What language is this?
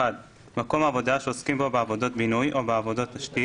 Hebrew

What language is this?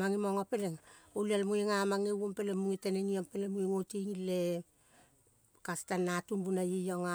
Kol (Papua New Guinea)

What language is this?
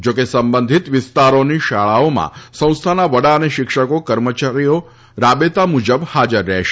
Gujarati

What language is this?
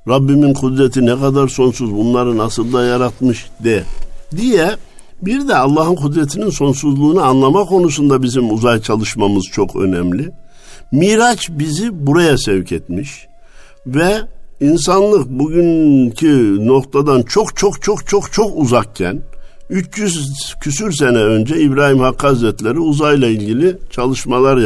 Turkish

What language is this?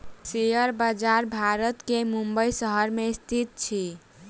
Maithili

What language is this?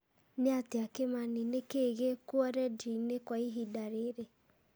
Kikuyu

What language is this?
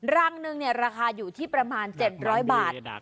Thai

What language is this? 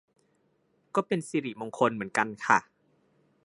Thai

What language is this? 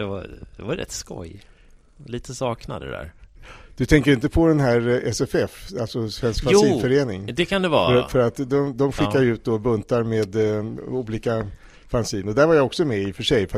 Swedish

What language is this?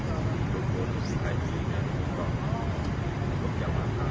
Indonesian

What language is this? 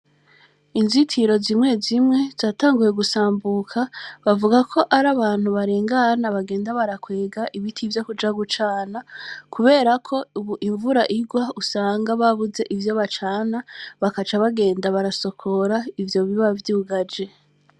Rundi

